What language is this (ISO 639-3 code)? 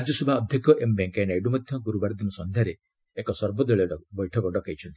ori